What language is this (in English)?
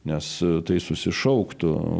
Lithuanian